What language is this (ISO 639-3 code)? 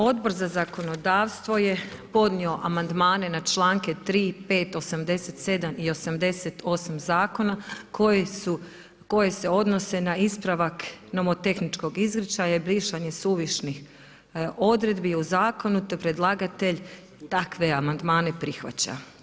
hrv